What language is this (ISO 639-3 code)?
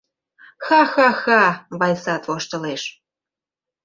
chm